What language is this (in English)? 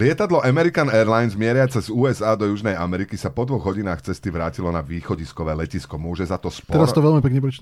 Slovak